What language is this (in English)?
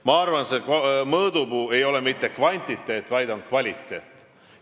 Estonian